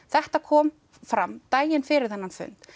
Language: Icelandic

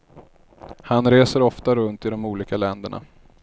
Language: Swedish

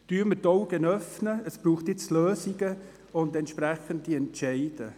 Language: Swiss German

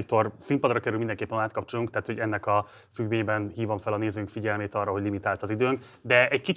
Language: Hungarian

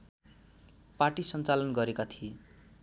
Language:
Nepali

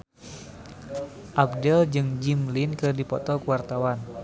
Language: Sundanese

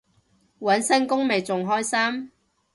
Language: Cantonese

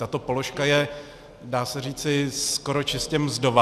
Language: Czech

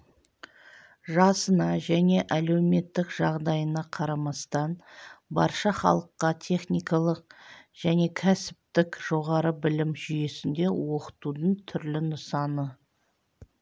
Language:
Kazakh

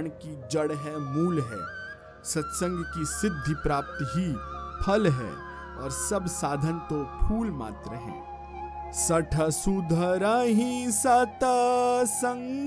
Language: Hindi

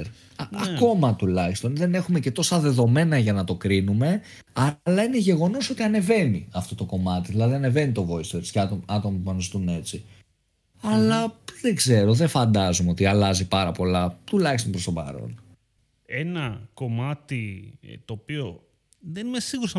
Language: Greek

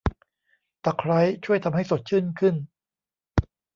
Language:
Thai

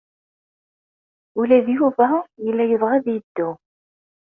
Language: Kabyle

